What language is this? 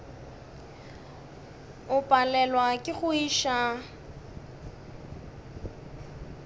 Northern Sotho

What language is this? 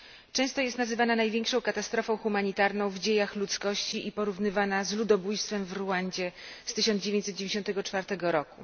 Polish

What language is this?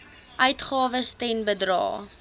Afrikaans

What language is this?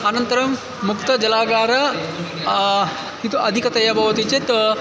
Sanskrit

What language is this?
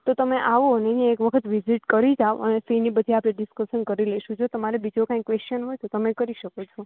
Gujarati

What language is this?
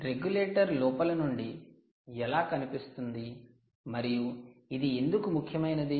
Telugu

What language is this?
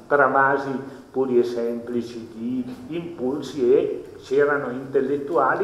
Italian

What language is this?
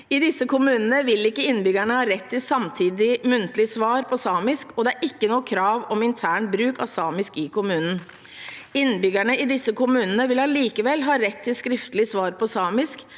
Norwegian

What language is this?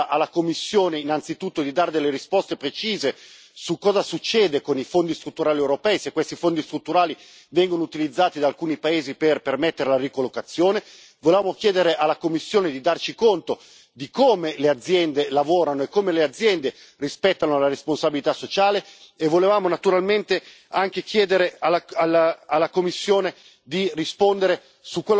Italian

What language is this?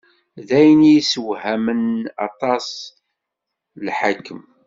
Kabyle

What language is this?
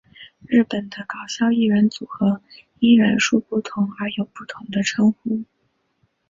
Chinese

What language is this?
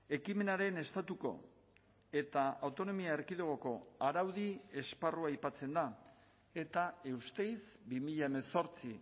Basque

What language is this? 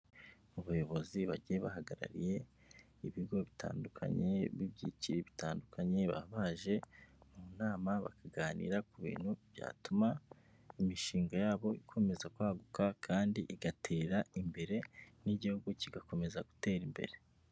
Kinyarwanda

